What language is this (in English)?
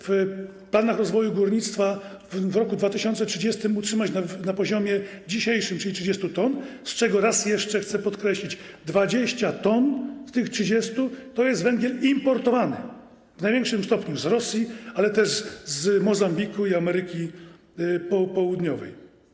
Polish